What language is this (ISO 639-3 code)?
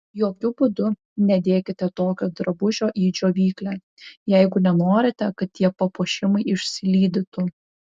lit